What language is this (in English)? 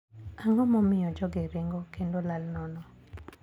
Luo (Kenya and Tanzania)